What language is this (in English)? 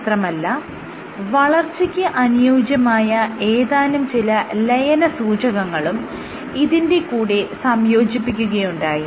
Malayalam